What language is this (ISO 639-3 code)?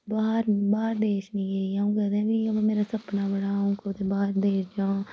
doi